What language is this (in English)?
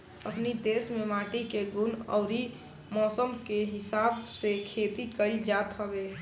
Bhojpuri